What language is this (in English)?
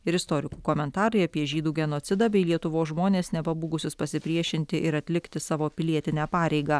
Lithuanian